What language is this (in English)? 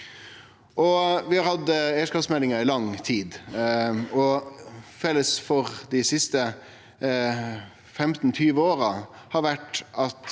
Norwegian